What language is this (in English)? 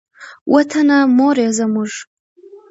Pashto